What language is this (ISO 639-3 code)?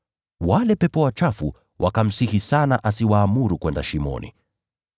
swa